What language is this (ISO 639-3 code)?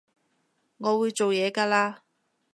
yue